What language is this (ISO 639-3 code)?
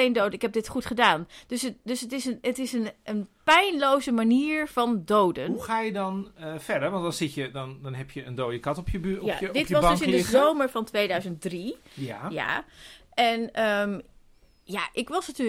nld